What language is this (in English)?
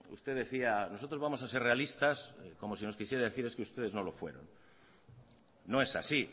Spanish